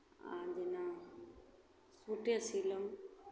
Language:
Maithili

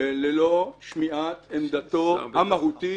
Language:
Hebrew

